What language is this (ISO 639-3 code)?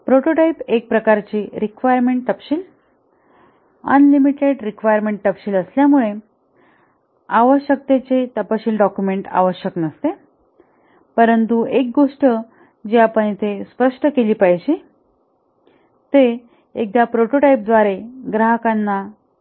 mar